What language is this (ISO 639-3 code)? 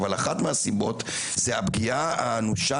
heb